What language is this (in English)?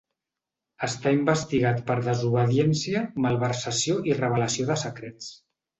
Catalan